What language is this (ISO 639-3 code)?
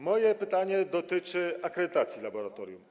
pol